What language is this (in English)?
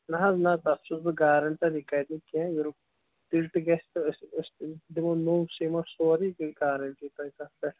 Kashmiri